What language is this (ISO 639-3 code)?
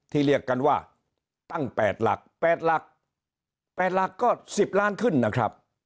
tha